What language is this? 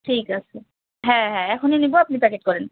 Bangla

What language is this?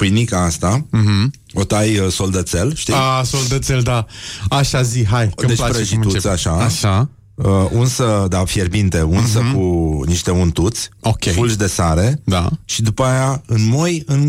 Romanian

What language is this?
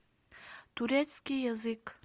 Russian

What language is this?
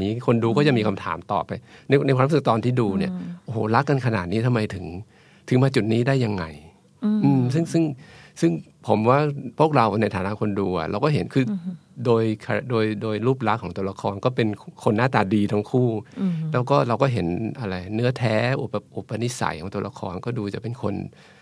Thai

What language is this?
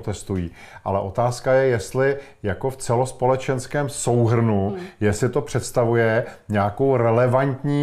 Czech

